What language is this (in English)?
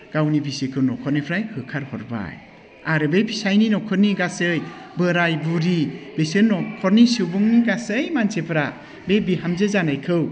Bodo